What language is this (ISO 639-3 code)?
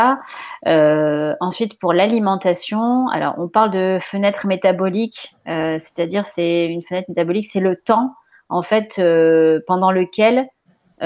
fra